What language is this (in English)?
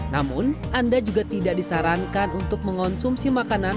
Indonesian